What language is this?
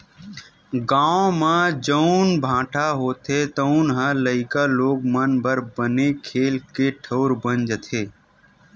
Chhattisgarhi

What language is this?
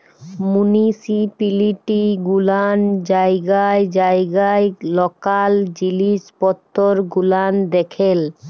Bangla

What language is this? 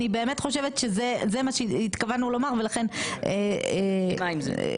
Hebrew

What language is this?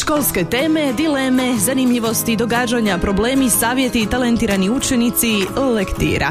Croatian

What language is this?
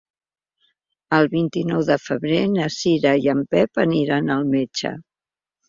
Catalan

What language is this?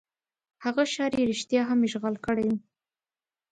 Pashto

